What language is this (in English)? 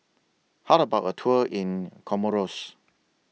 English